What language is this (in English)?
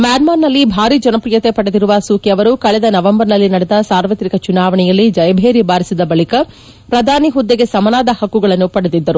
Kannada